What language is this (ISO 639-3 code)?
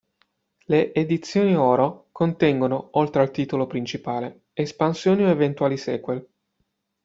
ita